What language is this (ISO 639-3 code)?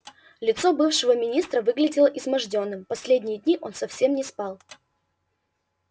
rus